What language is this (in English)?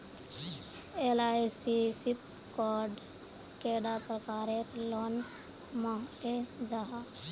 Magahi